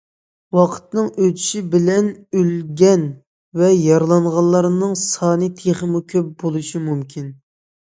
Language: Uyghur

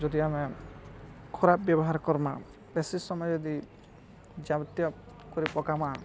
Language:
Odia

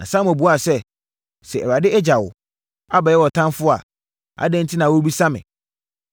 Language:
Akan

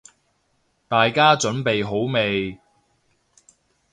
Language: Cantonese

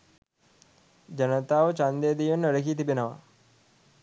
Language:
Sinhala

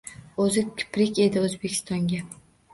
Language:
Uzbek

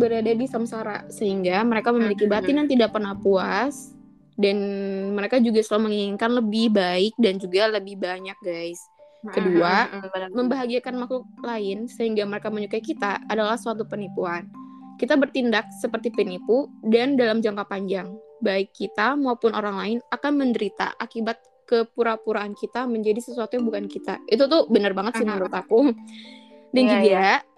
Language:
Indonesian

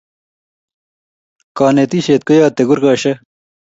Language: Kalenjin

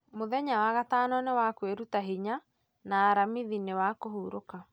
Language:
Kikuyu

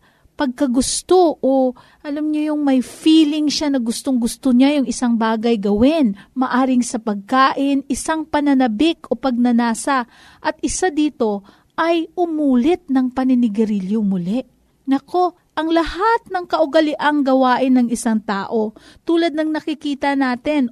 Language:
Filipino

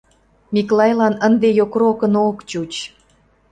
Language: Mari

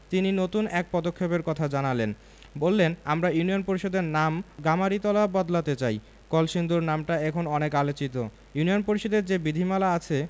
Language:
Bangla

